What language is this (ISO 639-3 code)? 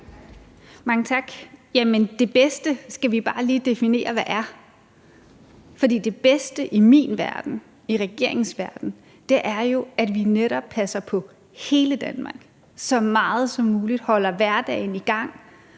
dan